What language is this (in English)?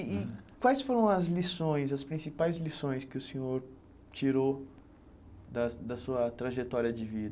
Portuguese